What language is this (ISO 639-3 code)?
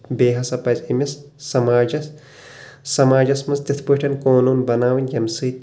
kas